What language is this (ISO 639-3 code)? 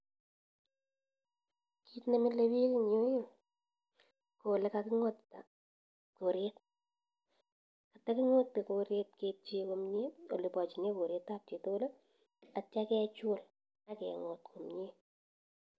kln